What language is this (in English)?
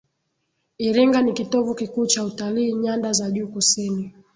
Swahili